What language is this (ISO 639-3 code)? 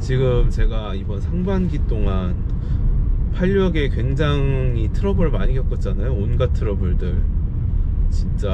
kor